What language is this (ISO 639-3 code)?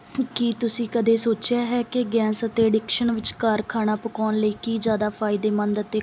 pan